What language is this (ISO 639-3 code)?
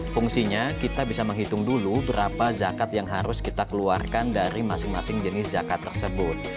ind